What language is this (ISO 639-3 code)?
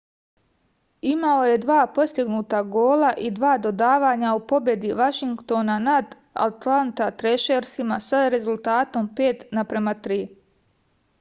srp